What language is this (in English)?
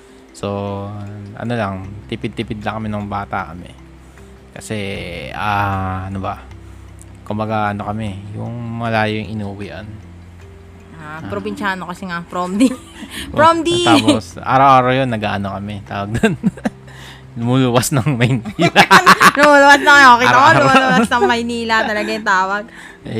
Filipino